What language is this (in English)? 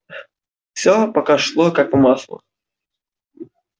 Russian